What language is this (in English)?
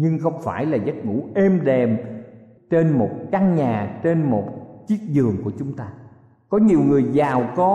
Vietnamese